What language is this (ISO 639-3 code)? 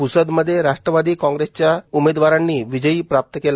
mar